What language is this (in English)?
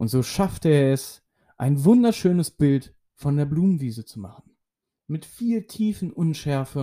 German